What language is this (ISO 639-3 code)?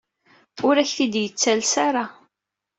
kab